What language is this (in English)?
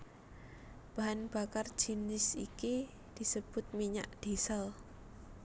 Javanese